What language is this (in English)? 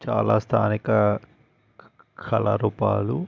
Telugu